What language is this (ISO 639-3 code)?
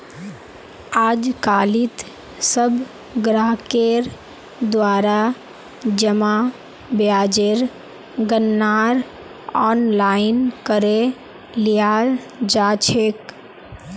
mag